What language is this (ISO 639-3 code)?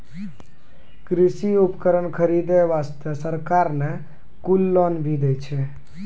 mai